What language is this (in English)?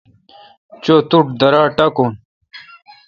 Kalkoti